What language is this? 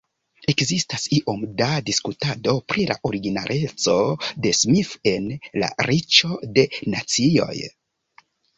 Esperanto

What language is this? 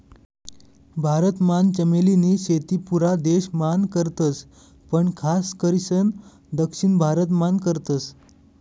Marathi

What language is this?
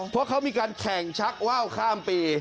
Thai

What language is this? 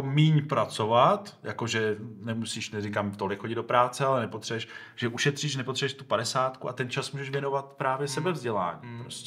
Czech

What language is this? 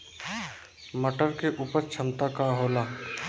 Bhojpuri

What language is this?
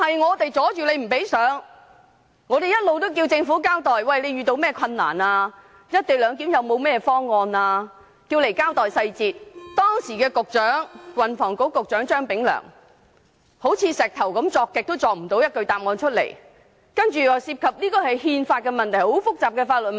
Cantonese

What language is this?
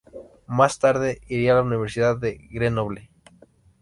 Spanish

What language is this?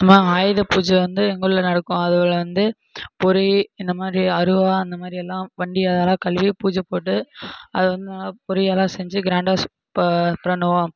Tamil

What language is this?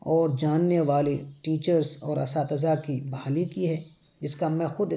Urdu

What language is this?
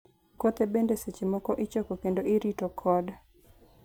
Luo (Kenya and Tanzania)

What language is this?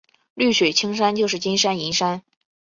Chinese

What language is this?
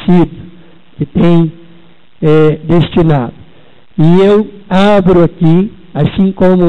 Portuguese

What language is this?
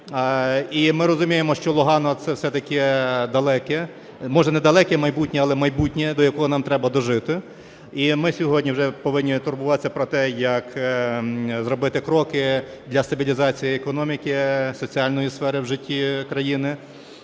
Ukrainian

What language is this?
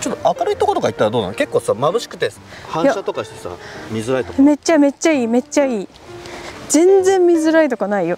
Japanese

